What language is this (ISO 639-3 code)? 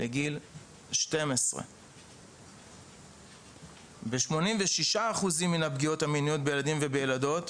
heb